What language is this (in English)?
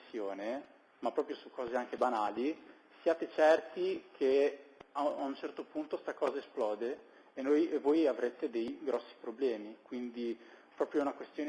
Italian